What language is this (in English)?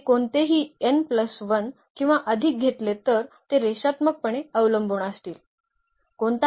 Marathi